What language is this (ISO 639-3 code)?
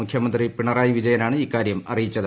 mal